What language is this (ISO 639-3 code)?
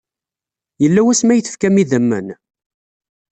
kab